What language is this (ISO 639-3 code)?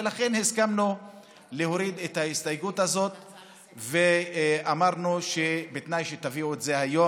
heb